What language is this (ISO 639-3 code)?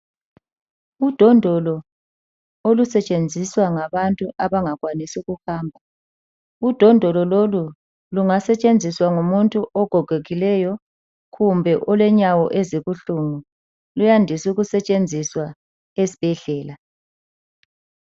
nde